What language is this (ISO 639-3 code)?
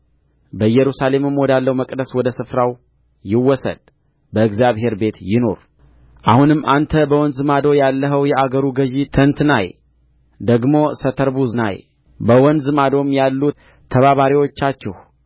amh